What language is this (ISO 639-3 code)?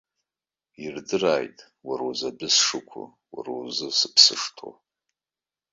abk